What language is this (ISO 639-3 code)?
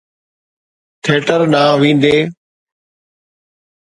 snd